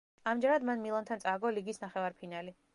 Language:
Georgian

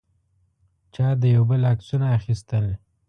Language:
Pashto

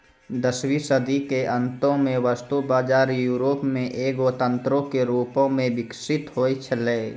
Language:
Maithili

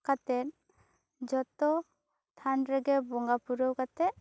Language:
Santali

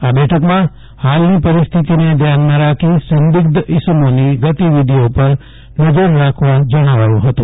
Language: Gujarati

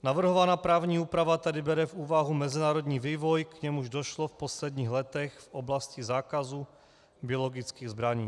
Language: Czech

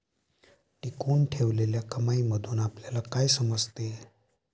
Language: Marathi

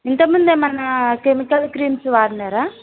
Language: Telugu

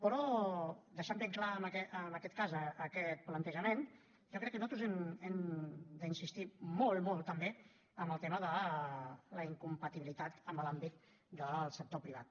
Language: Catalan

